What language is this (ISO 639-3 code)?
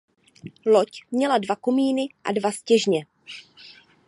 ces